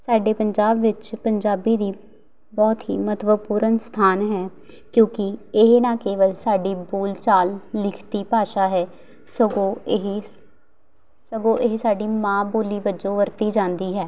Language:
Punjabi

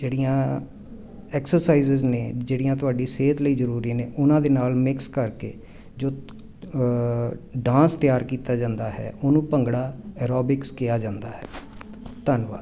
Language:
Punjabi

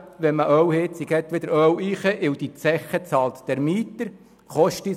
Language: Swiss German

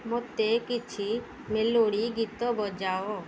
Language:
Odia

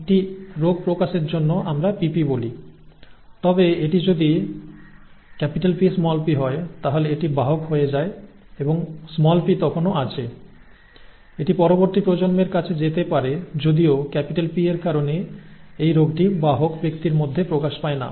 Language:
Bangla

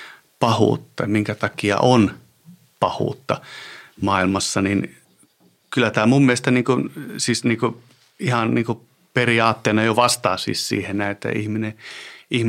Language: Finnish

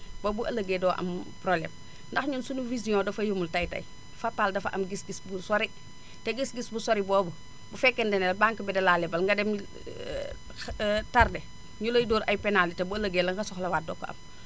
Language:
Wolof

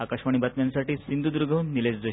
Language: Marathi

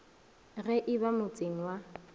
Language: Northern Sotho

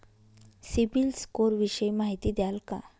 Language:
Marathi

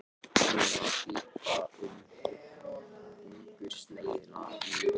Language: Icelandic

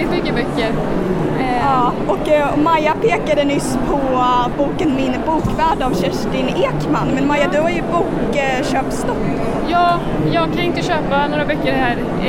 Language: Swedish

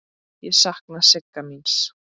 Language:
Icelandic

